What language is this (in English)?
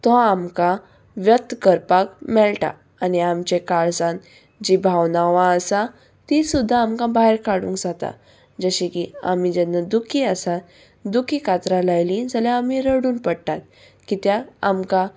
Konkani